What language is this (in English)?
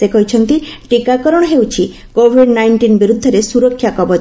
Odia